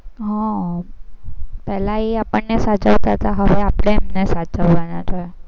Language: Gujarati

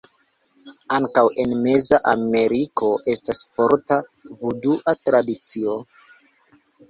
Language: Esperanto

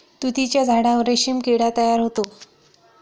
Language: Marathi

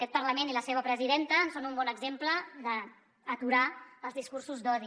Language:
Catalan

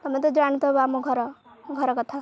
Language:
Odia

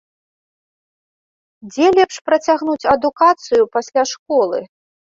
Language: Belarusian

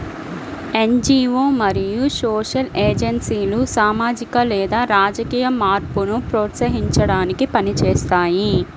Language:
Telugu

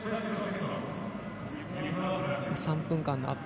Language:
Japanese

